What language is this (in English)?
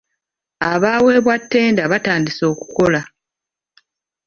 Ganda